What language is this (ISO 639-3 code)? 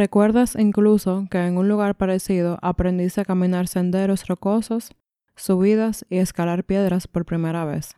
spa